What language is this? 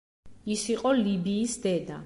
Georgian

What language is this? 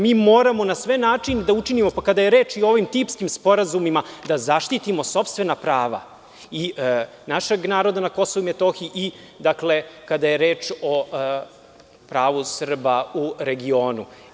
Serbian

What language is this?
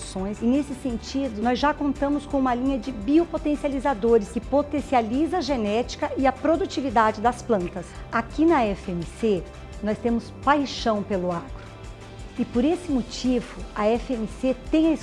Portuguese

